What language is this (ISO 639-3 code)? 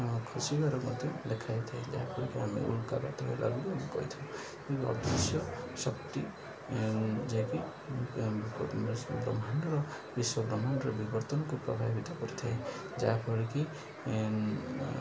ori